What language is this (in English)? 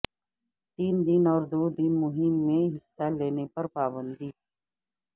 Urdu